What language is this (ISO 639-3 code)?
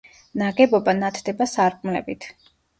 kat